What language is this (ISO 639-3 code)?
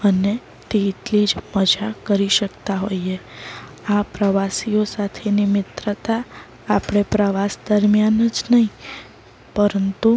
guj